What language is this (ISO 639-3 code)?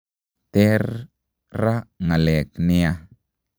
kln